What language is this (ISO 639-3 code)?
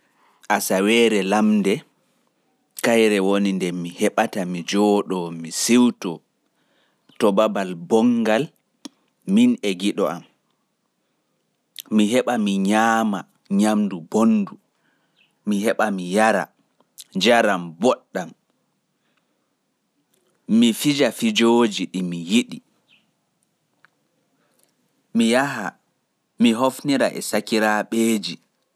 ful